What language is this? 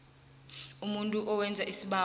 South Ndebele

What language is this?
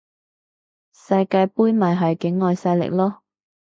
Cantonese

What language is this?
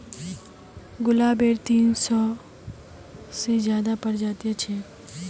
Magahi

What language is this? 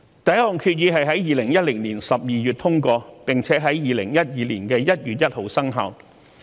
Cantonese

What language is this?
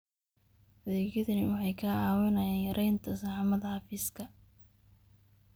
Somali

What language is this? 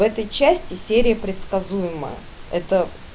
Russian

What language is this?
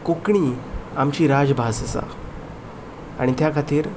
Konkani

